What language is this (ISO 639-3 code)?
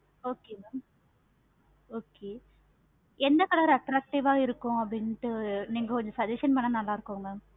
tam